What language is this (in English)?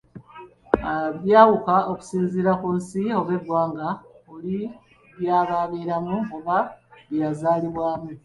Ganda